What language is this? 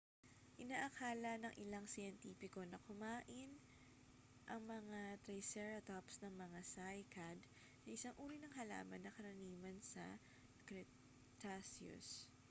Filipino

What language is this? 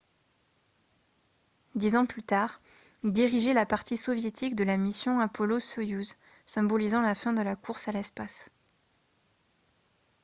French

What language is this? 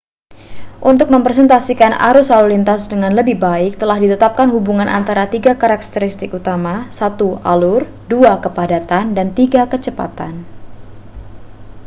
Indonesian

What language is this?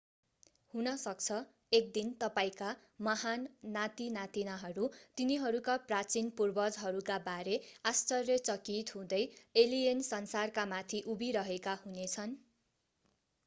Nepali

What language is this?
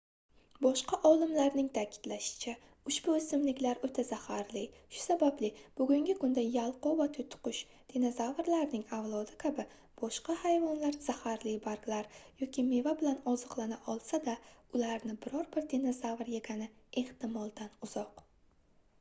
Uzbek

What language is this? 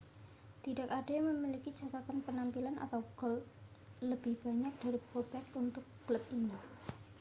Indonesian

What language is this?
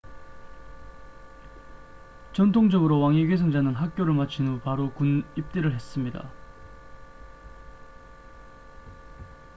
Korean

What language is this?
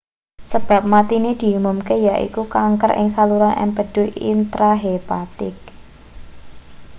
Javanese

